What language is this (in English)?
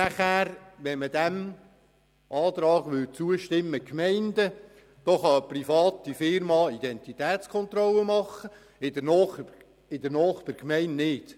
Swiss German